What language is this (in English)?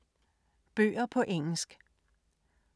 Danish